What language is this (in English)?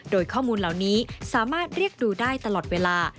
Thai